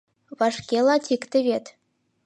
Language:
Mari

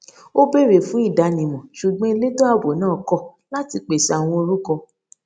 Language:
Yoruba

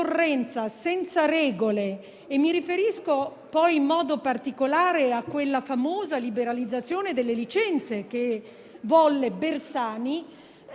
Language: Italian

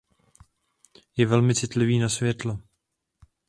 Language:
Czech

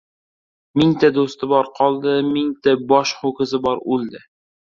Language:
Uzbek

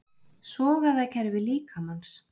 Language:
Icelandic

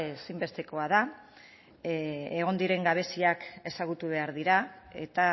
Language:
Basque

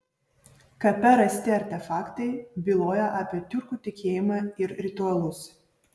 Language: Lithuanian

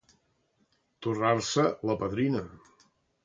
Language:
Catalan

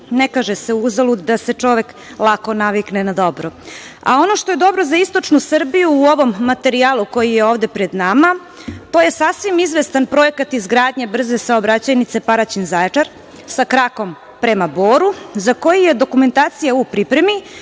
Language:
Serbian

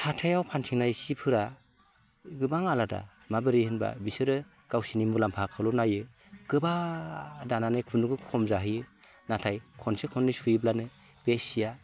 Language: Bodo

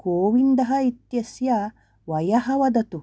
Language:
Sanskrit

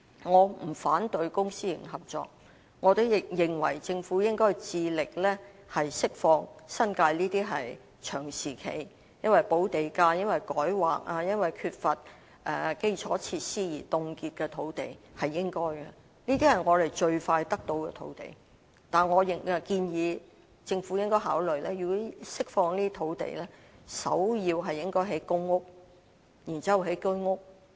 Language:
Cantonese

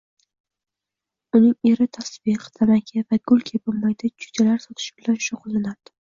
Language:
Uzbek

